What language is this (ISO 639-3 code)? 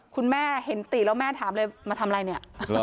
tha